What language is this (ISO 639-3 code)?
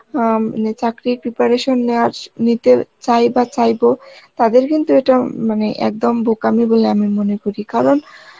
ben